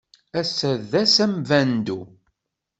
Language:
Kabyle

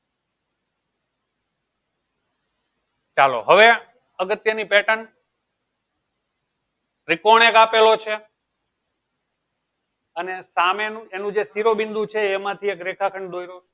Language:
Gujarati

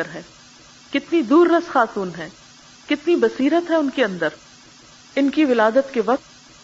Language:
Urdu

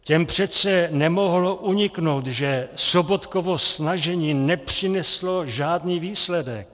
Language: Czech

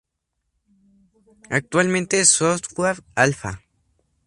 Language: Spanish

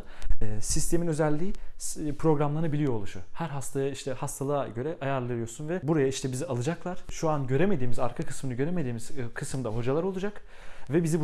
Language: Turkish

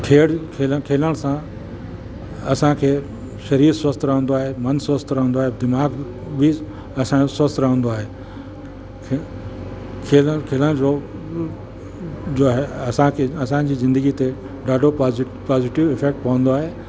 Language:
Sindhi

